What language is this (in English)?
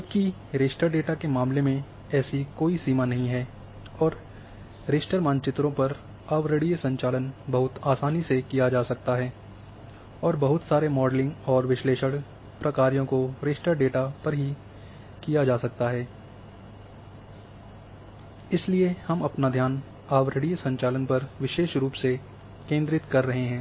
Hindi